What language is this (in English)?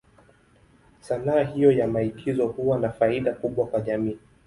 Swahili